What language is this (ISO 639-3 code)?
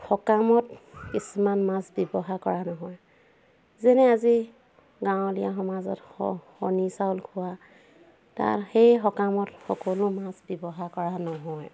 asm